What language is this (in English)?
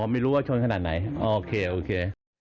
Thai